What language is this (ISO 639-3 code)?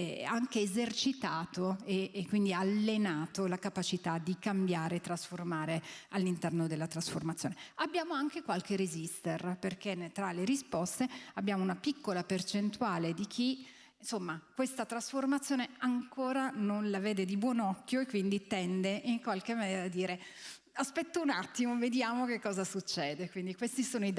ita